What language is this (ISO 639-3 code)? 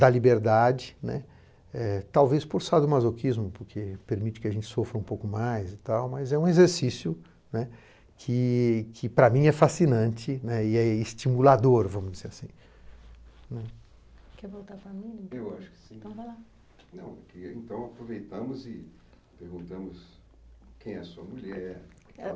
por